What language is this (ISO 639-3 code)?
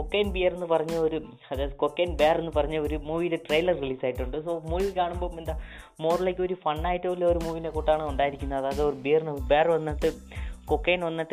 mal